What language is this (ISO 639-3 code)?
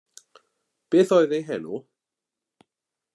cym